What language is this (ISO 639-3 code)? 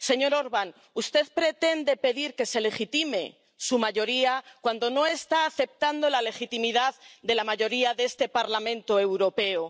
spa